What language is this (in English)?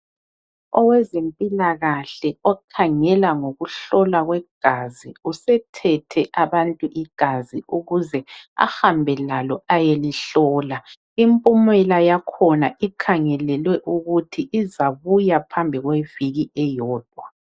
North Ndebele